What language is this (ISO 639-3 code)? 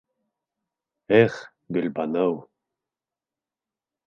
bak